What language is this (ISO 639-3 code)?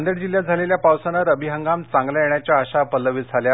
mar